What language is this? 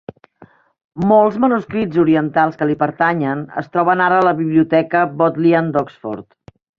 Catalan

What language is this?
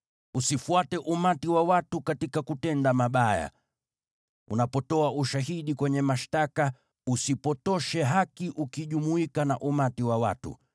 Swahili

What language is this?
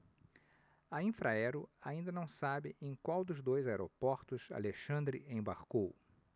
Portuguese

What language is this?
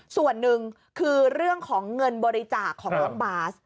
Thai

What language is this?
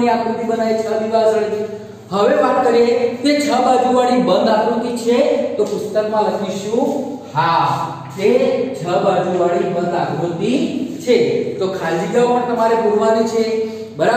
Hindi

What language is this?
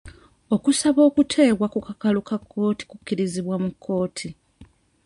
Ganda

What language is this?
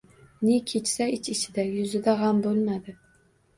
Uzbek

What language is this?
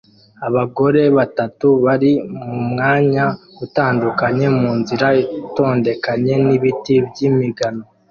Kinyarwanda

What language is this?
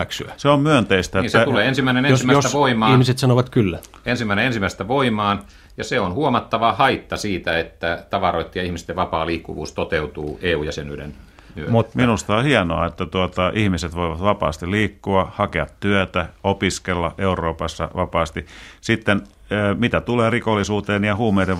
Finnish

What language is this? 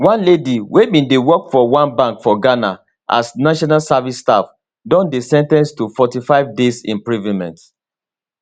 Nigerian Pidgin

